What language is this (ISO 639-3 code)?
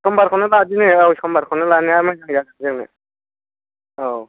brx